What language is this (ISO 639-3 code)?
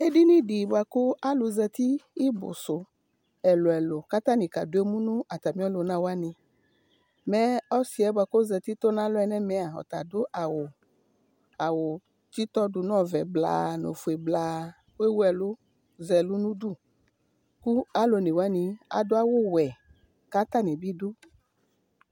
kpo